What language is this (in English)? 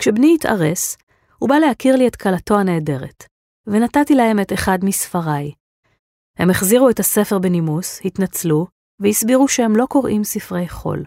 Hebrew